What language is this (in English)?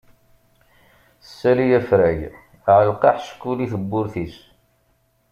Kabyle